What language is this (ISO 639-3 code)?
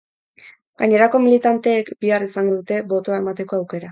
eus